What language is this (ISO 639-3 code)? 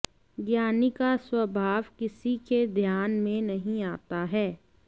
san